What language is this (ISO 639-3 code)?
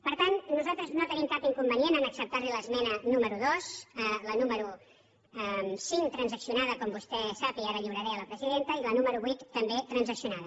cat